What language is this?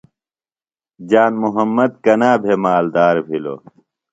Phalura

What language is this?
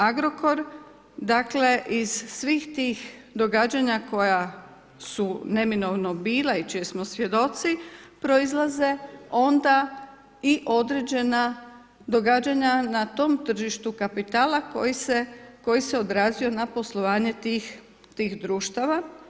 Croatian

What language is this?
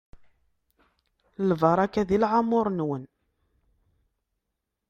Kabyle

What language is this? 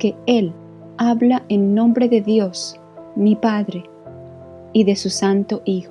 Spanish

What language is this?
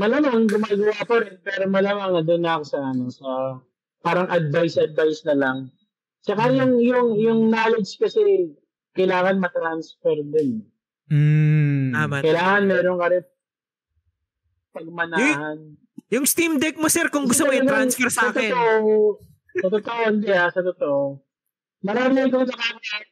Filipino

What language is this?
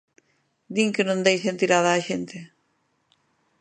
Galician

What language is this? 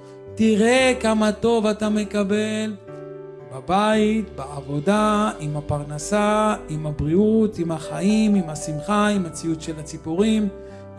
Hebrew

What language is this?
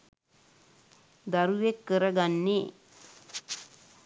Sinhala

